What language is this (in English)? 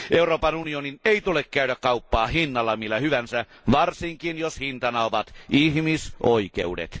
Finnish